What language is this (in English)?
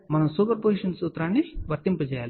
Telugu